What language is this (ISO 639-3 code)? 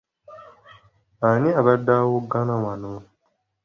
lug